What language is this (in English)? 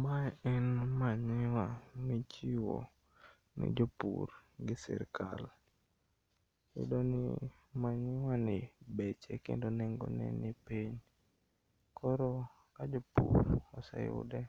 Luo (Kenya and Tanzania)